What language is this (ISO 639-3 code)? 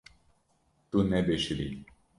kur